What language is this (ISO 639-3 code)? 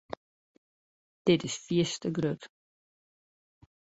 fry